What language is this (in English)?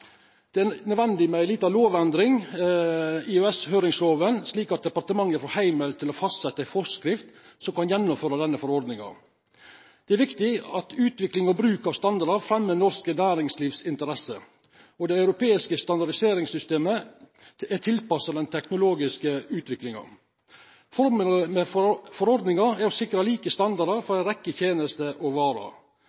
Norwegian Nynorsk